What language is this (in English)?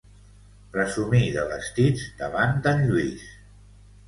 Catalan